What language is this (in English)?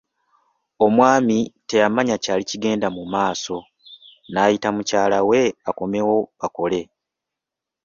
Ganda